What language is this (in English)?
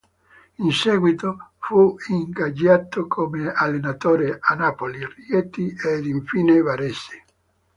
Italian